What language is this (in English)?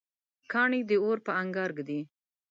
Pashto